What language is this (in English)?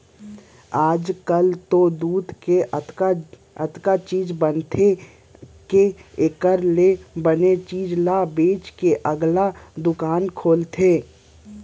Chhattisgarhi